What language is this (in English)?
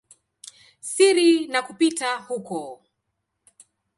Swahili